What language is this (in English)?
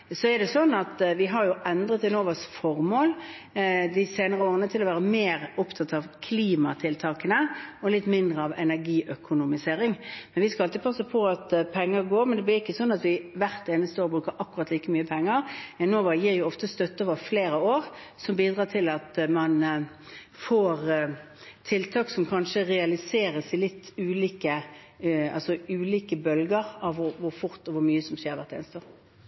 Norwegian